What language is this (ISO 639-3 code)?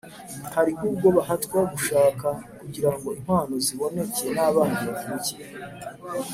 kin